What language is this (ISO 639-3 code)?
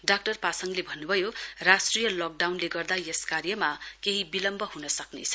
nep